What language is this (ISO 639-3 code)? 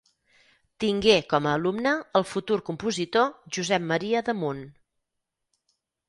cat